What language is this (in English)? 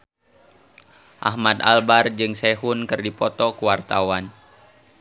Sundanese